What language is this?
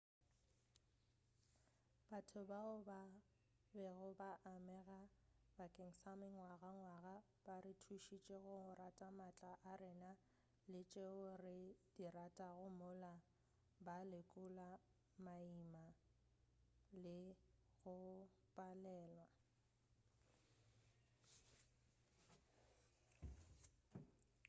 Northern Sotho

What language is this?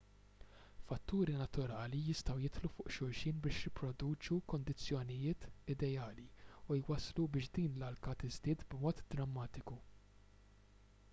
Maltese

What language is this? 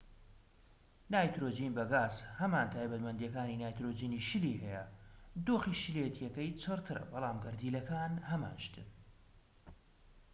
Central Kurdish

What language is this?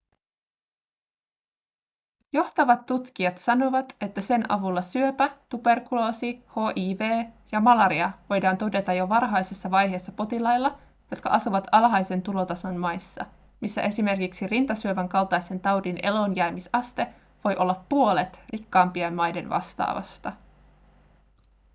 Finnish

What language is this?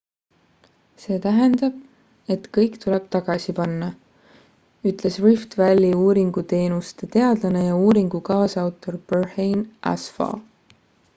Estonian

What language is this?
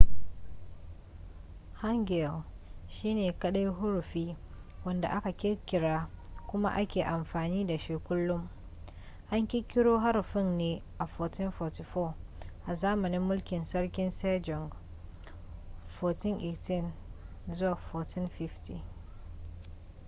Hausa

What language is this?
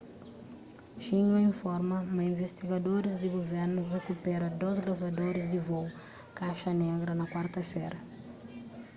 Kabuverdianu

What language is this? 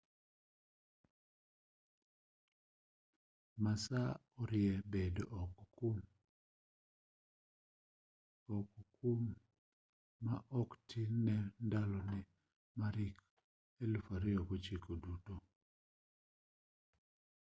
Luo (Kenya and Tanzania)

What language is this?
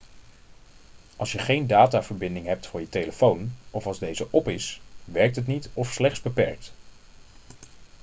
Dutch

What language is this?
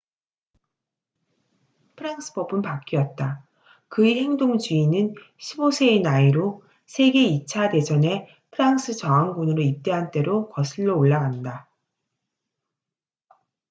Korean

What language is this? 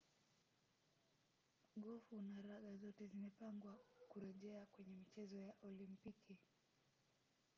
Swahili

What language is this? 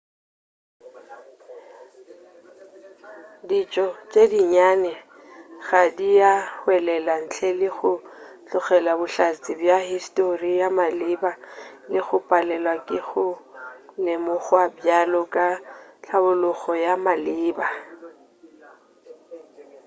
Northern Sotho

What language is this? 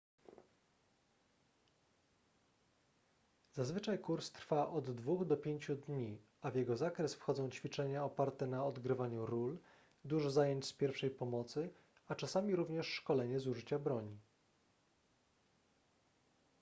Polish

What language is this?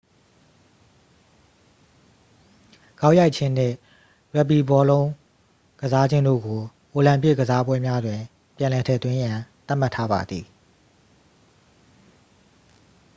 Burmese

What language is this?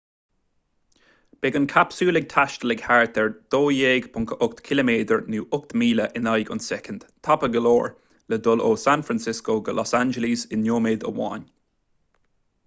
Irish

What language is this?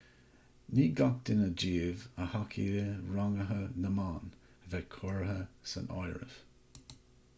Irish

